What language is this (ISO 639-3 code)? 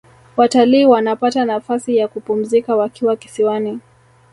swa